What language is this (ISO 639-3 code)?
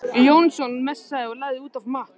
isl